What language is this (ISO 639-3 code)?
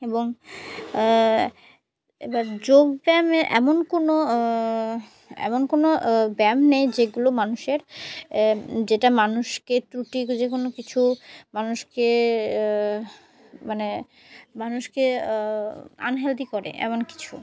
ben